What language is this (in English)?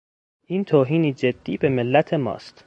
Persian